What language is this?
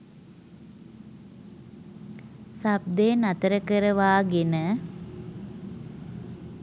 Sinhala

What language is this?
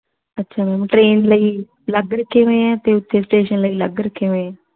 Punjabi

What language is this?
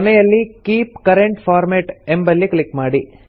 Kannada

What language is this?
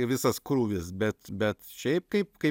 Lithuanian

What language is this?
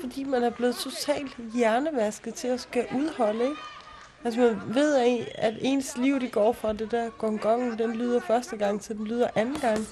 Danish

